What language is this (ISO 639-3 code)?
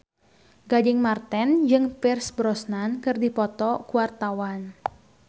sun